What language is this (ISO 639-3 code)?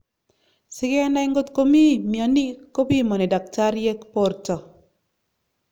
kln